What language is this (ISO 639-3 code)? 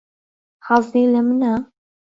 ckb